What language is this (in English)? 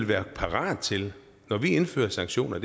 Danish